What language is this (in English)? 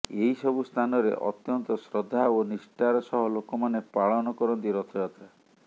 Odia